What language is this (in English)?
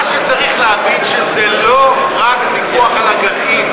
Hebrew